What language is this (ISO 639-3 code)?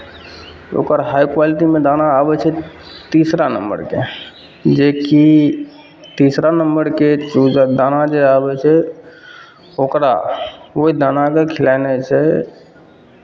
mai